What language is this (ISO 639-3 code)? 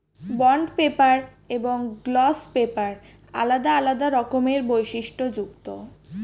ben